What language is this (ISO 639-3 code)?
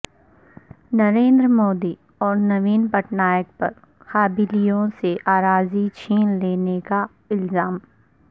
urd